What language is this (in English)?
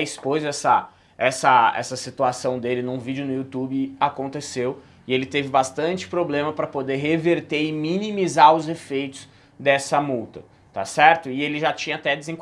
Portuguese